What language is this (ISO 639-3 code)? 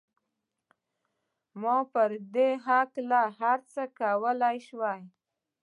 pus